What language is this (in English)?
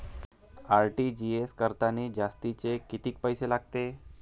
Marathi